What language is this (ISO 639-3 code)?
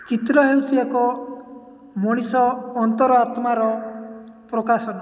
ori